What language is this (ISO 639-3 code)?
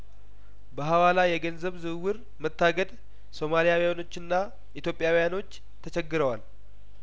amh